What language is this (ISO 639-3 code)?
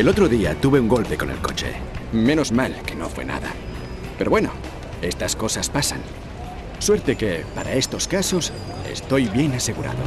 spa